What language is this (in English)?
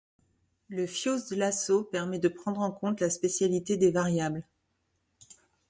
French